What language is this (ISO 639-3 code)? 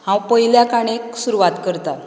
kok